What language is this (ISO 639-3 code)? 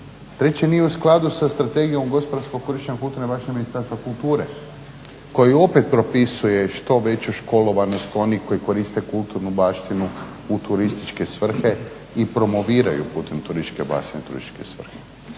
hrv